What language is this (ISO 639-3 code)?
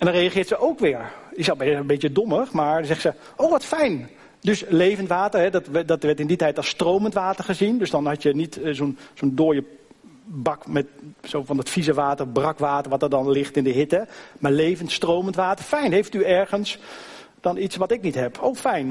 nld